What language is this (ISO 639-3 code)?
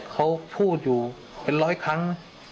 tha